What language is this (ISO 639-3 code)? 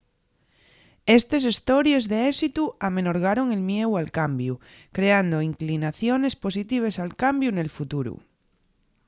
ast